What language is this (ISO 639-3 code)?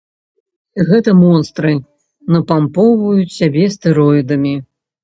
bel